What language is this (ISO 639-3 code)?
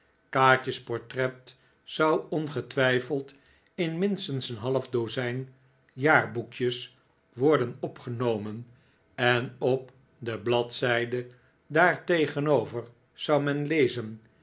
nld